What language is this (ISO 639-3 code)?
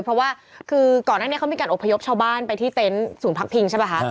tha